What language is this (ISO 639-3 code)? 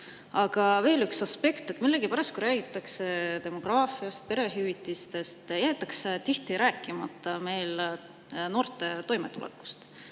est